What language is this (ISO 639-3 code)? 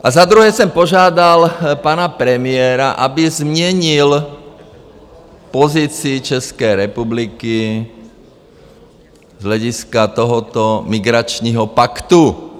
ces